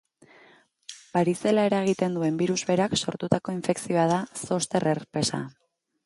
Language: Basque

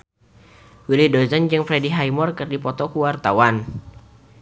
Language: Sundanese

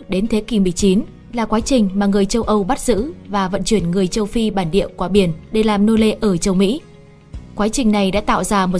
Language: Vietnamese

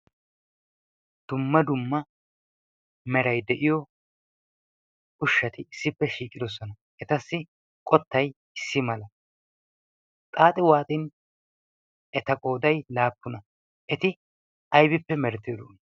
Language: Wolaytta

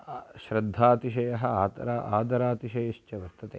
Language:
Sanskrit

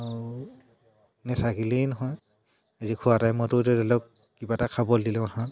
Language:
Assamese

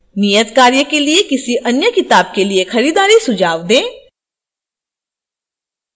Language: Hindi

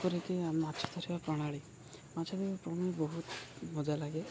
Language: Odia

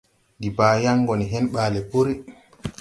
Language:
Tupuri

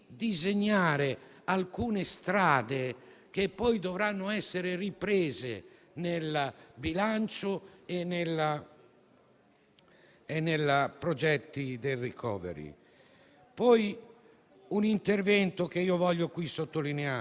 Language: Italian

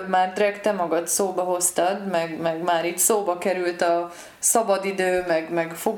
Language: Hungarian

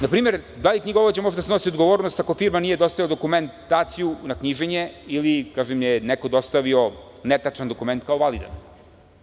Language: Serbian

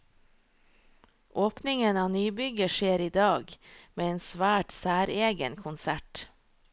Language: Norwegian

